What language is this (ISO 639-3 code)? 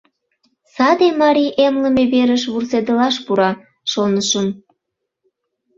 chm